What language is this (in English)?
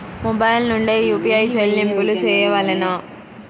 Telugu